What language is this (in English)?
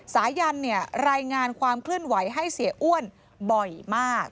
Thai